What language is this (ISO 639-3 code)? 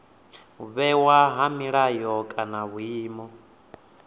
ven